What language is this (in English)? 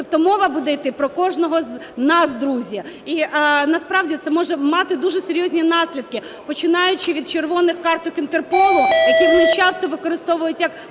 Ukrainian